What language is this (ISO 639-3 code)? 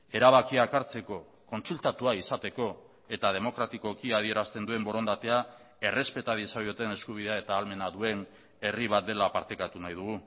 eus